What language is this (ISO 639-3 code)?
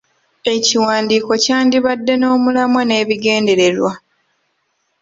lug